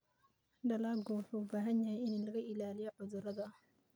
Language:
Somali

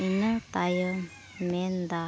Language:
Santali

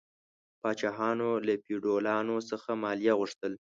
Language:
Pashto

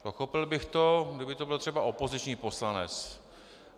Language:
Czech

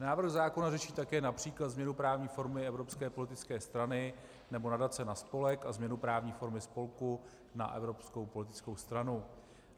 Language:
Czech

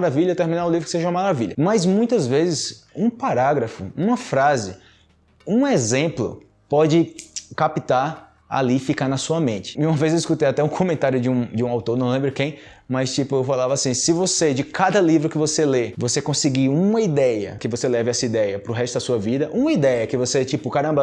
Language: Portuguese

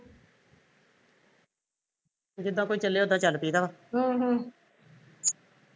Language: Punjabi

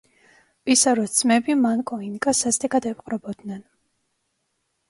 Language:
Georgian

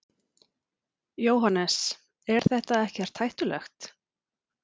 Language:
Icelandic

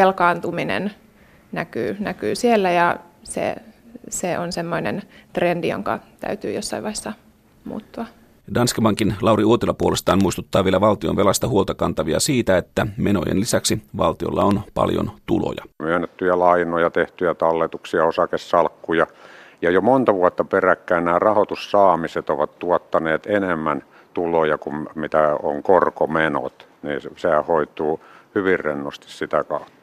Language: Finnish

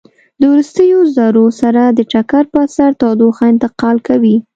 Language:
Pashto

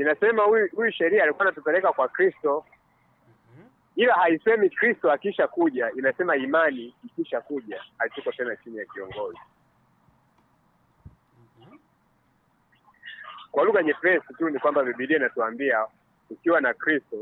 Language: Swahili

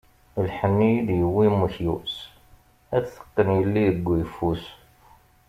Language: Kabyle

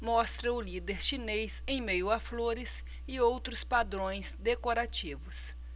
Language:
Portuguese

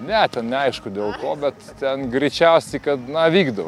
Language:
Lithuanian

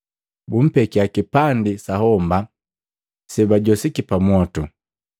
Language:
Matengo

